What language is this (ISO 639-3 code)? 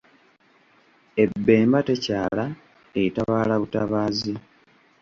lug